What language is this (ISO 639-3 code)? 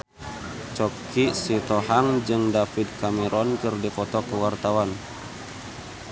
sun